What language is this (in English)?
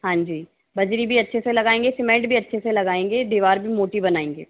Hindi